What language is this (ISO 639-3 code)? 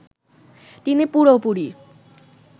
ben